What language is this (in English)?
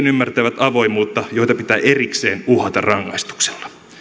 Finnish